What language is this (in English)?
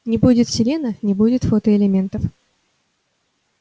Russian